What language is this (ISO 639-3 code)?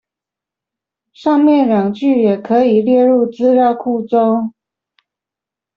zho